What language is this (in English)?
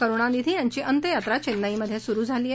Marathi